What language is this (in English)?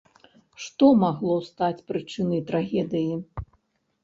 Belarusian